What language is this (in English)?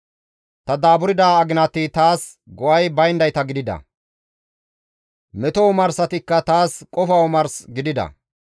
Gamo